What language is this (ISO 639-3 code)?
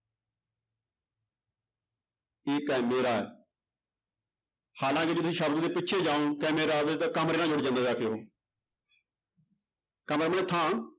pan